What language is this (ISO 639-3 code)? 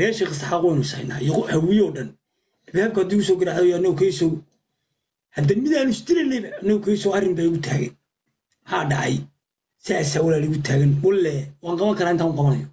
ara